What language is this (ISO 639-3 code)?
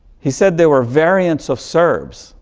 eng